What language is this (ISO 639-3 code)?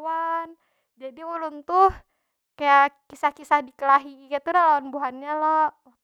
bjn